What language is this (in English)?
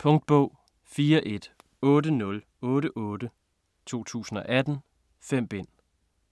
Danish